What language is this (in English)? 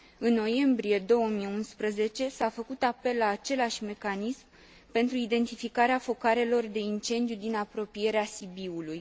Romanian